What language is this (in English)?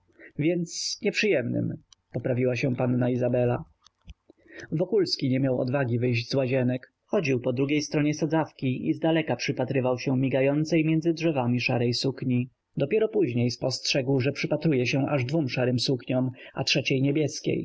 Polish